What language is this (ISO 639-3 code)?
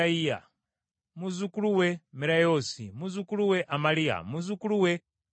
lug